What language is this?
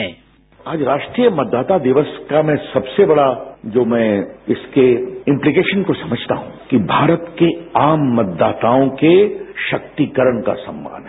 Hindi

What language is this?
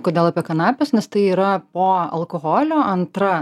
Lithuanian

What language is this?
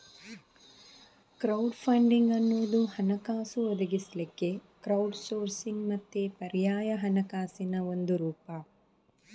Kannada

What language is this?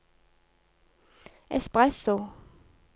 Norwegian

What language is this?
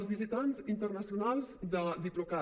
Catalan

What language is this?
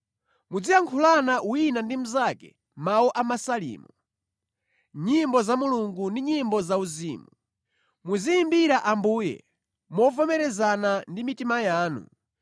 Nyanja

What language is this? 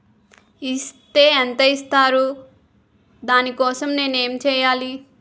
Telugu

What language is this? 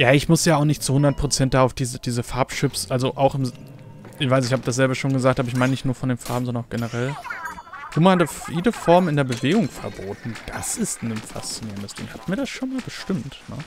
German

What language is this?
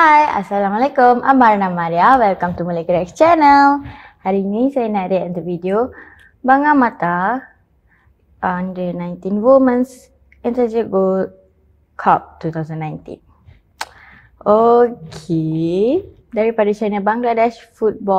Malay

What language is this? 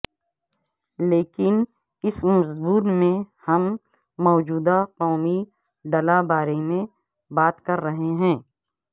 Urdu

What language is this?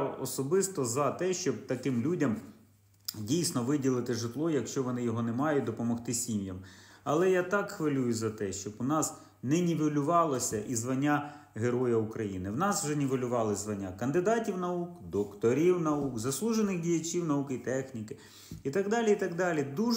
Ukrainian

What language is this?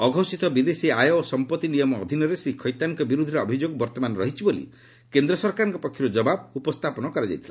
Odia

